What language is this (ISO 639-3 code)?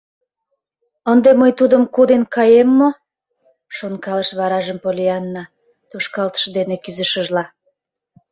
chm